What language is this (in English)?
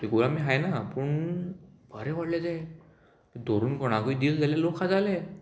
Konkani